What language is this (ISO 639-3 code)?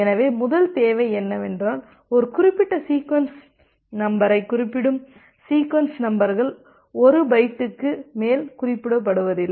tam